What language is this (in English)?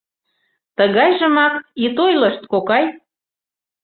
Mari